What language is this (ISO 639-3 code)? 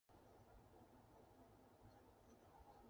zho